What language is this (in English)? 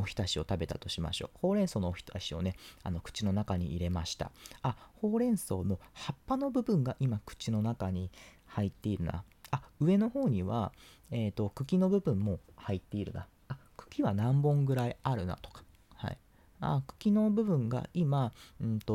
Japanese